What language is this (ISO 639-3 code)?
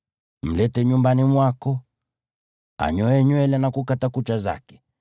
swa